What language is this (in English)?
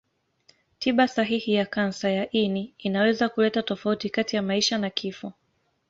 Swahili